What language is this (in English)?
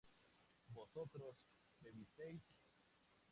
Spanish